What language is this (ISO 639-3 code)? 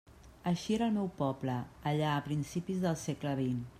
cat